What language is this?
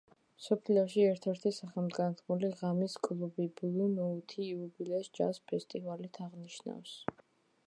Georgian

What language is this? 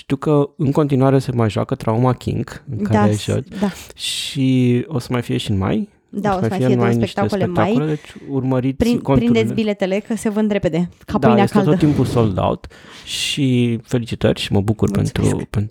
Romanian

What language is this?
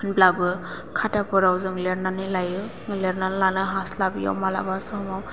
Bodo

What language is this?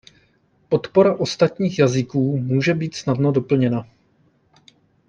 Czech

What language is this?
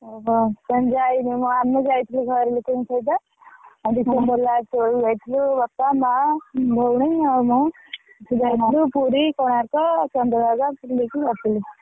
Odia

